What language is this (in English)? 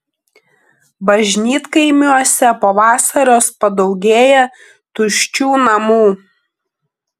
Lithuanian